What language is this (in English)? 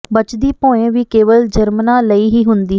Punjabi